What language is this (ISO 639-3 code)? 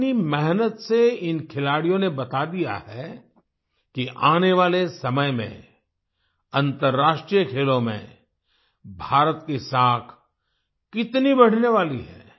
hin